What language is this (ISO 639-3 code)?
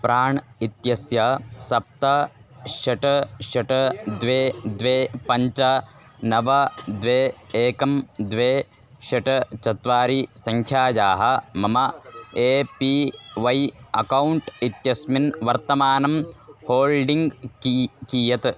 san